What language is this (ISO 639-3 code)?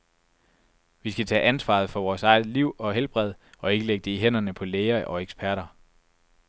dan